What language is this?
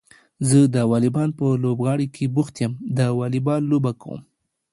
Pashto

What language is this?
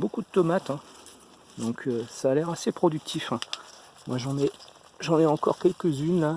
French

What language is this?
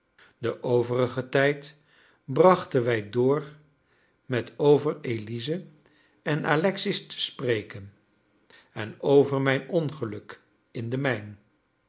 Dutch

